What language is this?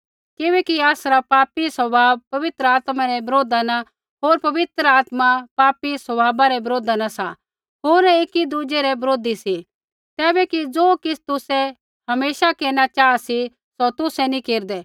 Kullu Pahari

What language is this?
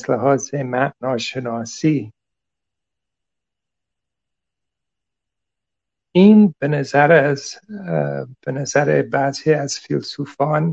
Persian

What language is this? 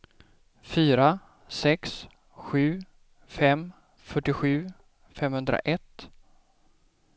Swedish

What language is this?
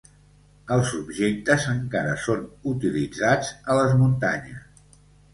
Catalan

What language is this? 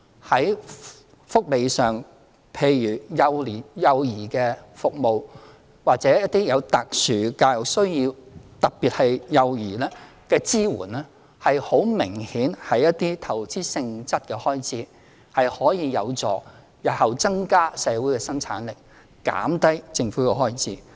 Cantonese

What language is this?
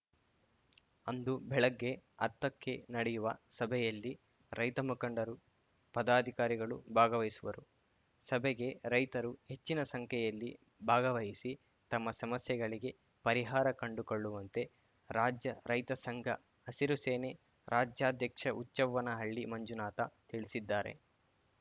Kannada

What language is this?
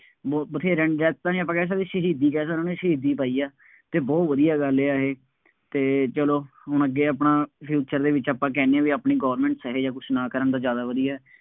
Punjabi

